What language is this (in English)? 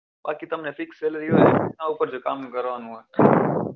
Gujarati